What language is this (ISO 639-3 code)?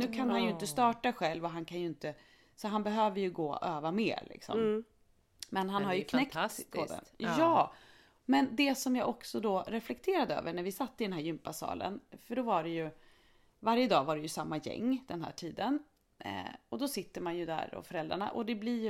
swe